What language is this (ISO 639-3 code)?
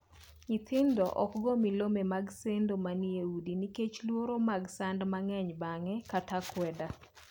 luo